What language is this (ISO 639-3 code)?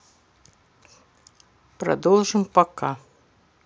rus